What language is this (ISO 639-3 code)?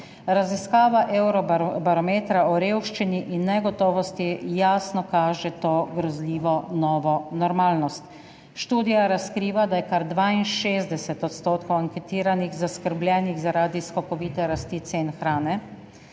slv